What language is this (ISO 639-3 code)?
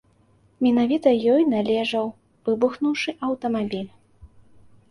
bel